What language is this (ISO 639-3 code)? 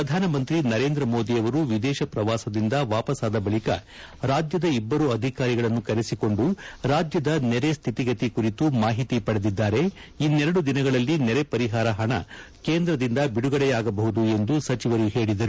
kan